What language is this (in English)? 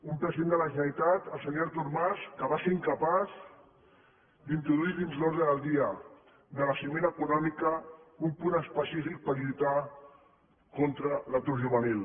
Catalan